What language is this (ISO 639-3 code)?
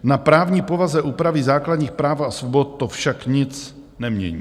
ces